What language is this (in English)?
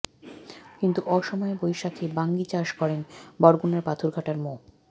Bangla